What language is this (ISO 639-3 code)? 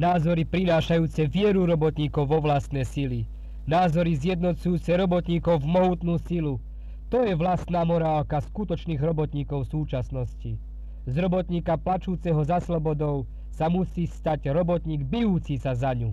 slk